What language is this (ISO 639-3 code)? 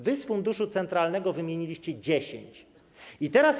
pol